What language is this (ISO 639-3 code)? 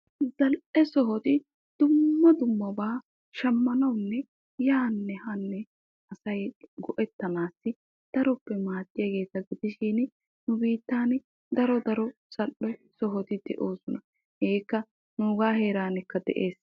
wal